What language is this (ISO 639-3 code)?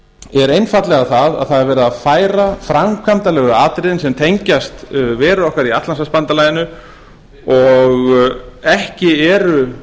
isl